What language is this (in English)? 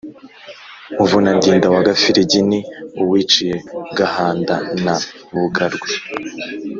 Kinyarwanda